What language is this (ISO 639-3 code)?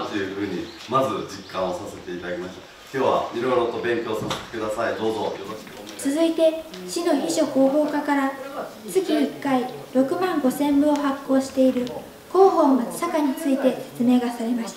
jpn